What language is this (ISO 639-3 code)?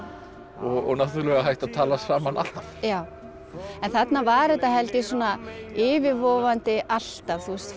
isl